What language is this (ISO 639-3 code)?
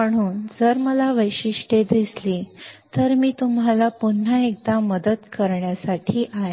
mar